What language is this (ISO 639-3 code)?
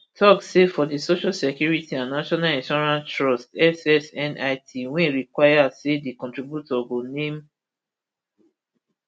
pcm